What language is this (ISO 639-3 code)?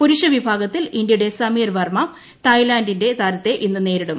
mal